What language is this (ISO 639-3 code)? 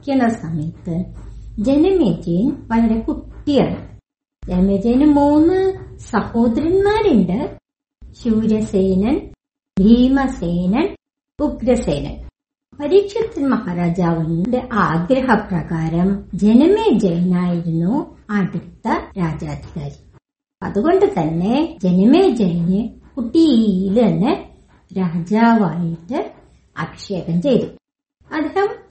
mal